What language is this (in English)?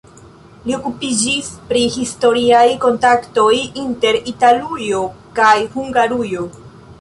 Esperanto